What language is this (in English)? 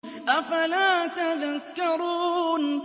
Arabic